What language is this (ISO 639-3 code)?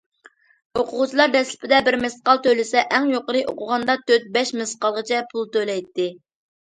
uig